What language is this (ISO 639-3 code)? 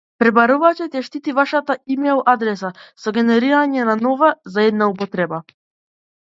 mkd